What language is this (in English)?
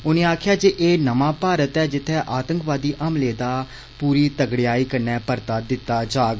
Dogri